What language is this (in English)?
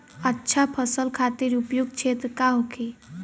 Bhojpuri